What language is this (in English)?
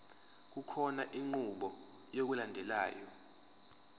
Zulu